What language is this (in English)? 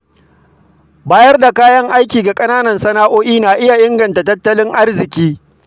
Hausa